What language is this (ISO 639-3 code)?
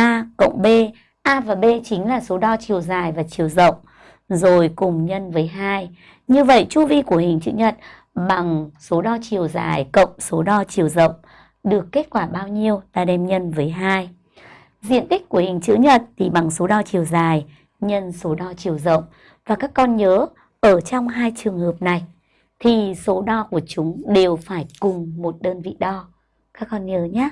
vie